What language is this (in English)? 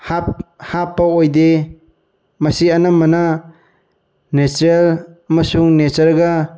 Manipuri